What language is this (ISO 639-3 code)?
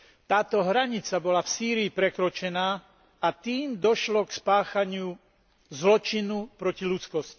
slk